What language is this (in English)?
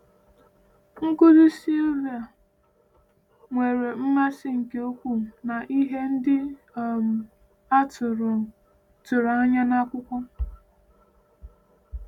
Igbo